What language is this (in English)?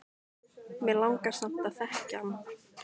Icelandic